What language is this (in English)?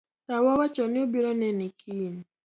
Luo (Kenya and Tanzania)